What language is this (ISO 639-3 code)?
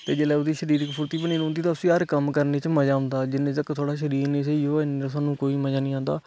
doi